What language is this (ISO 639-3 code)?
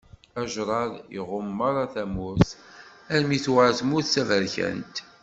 kab